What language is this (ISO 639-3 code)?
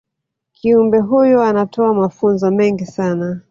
swa